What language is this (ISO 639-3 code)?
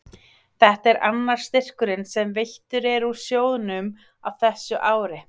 isl